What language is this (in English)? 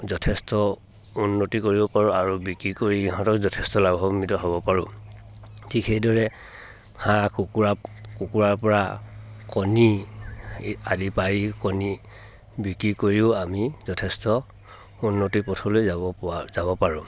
Assamese